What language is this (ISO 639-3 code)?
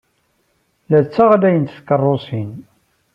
kab